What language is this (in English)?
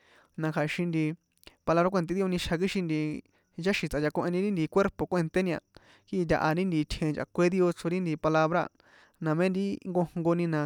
San Juan Atzingo Popoloca